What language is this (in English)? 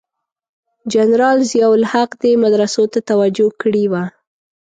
Pashto